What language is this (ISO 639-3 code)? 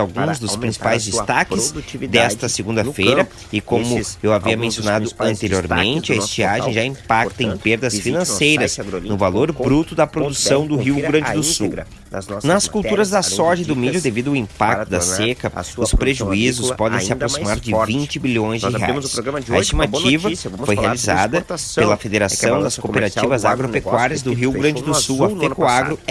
por